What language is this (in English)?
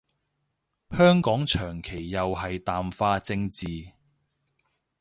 Cantonese